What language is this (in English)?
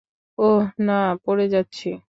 Bangla